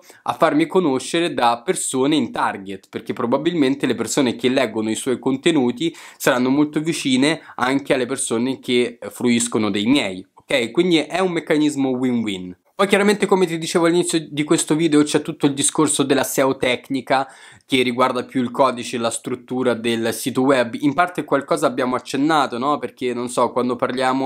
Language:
Italian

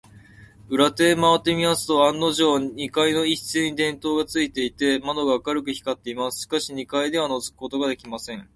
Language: Japanese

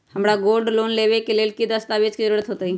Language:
Magahi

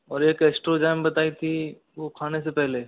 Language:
Hindi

